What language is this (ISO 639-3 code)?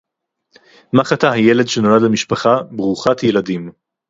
heb